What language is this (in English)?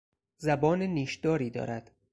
Persian